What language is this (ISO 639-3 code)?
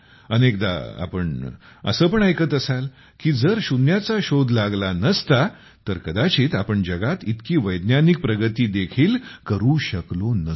mar